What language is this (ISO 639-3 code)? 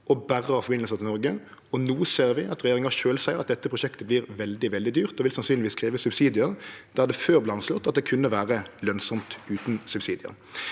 nor